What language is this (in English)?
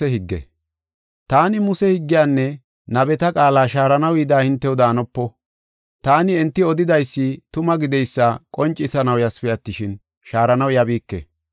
Gofa